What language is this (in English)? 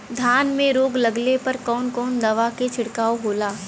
Bhojpuri